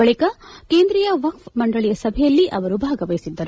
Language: Kannada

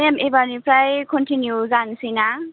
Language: Bodo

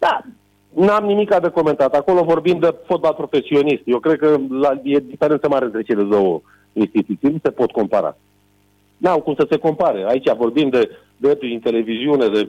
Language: Romanian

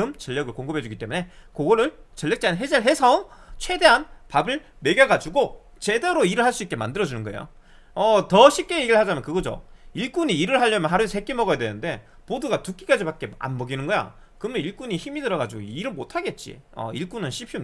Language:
Korean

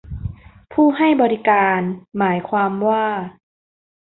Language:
Thai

